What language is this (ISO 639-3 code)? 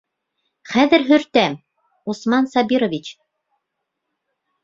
bak